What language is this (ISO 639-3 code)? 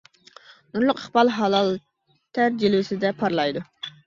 uig